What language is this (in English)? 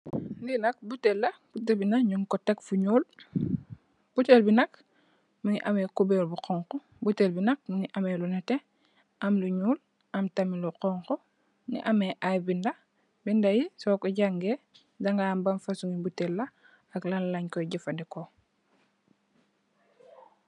Wolof